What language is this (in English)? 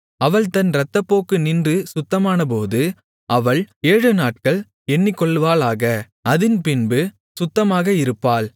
Tamil